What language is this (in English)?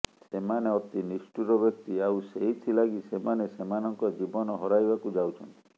Odia